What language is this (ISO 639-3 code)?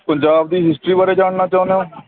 pan